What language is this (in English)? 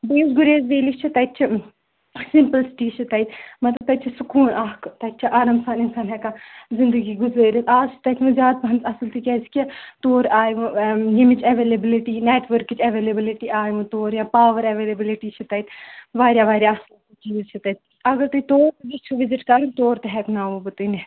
Kashmiri